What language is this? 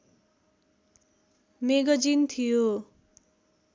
Nepali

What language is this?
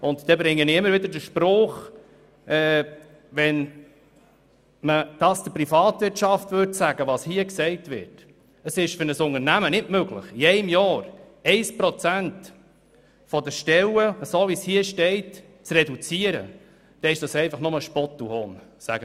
Swiss German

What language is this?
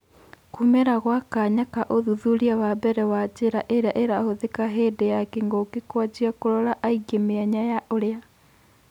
Kikuyu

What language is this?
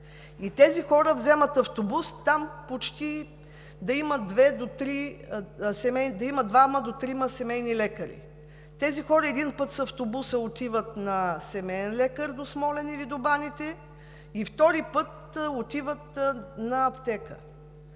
Bulgarian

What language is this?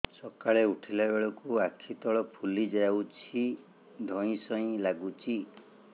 Odia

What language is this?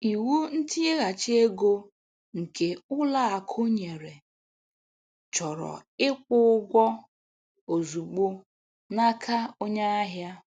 Igbo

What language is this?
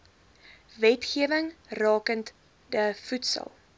Afrikaans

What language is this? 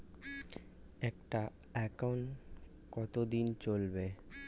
Bangla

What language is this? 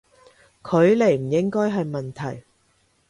Cantonese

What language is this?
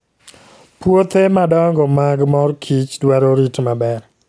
Luo (Kenya and Tanzania)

